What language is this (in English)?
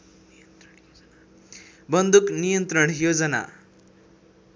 Nepali